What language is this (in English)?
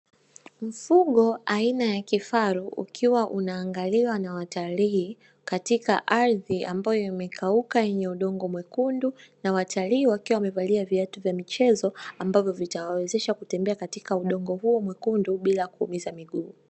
Swahili